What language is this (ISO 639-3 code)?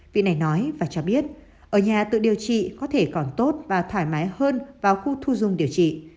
vie